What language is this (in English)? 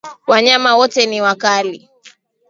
Swahili